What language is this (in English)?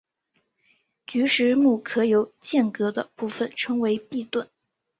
Chinese